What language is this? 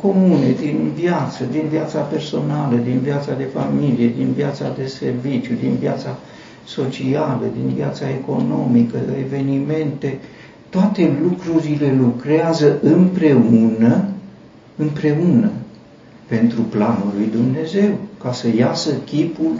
Romanian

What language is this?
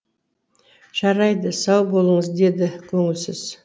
Kazakh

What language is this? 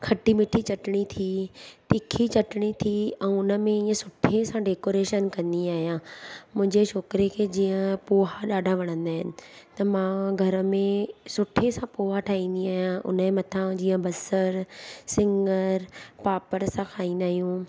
Sindhi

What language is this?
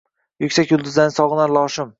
Uzbek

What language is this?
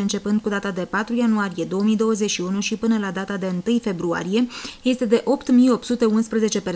Romanian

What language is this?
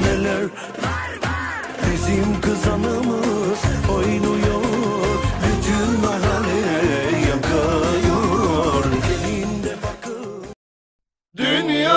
Romanian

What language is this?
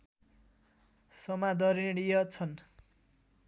Nepali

